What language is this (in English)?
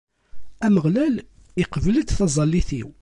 Kabyle